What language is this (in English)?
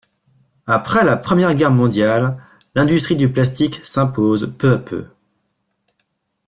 French